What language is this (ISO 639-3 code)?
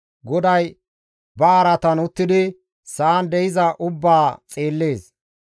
gmv